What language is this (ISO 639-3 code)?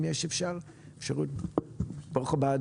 heb